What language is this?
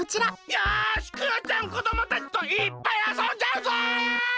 Japanese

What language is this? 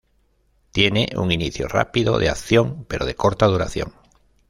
Spanish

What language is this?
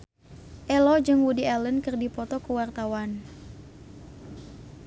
Sundanese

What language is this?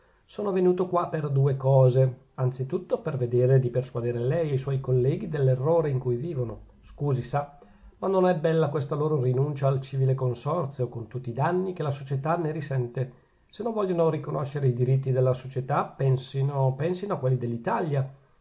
Italian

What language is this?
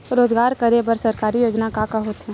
Chhattisgarhi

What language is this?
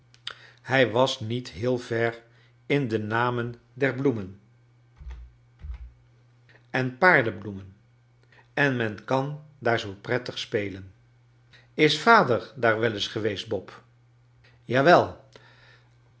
Dutch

